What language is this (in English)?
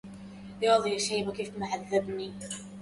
Arabic